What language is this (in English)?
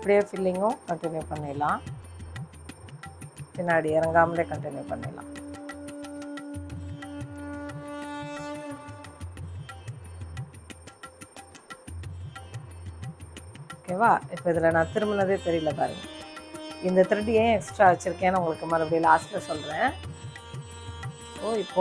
Tamil